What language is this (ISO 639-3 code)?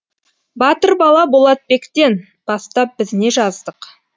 kaz